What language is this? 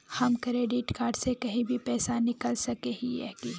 Magahi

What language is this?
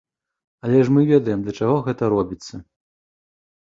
Belarusian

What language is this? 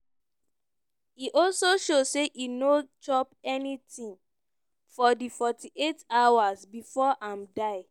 Nigerian Pidgin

